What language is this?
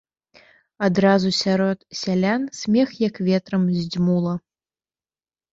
Belarusian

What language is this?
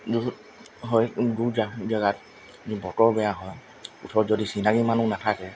Assamese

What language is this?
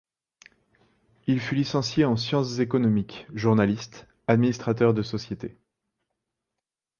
French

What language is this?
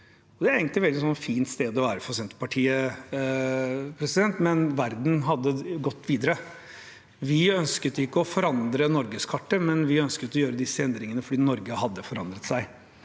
Norwegian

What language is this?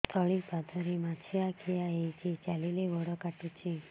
Odia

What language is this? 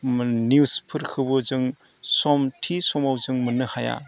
Bodo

